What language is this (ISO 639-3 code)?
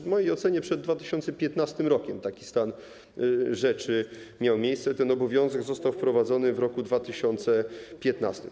pol